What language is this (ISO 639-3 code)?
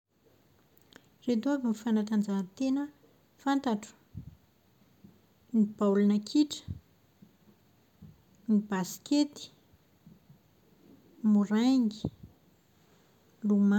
mlg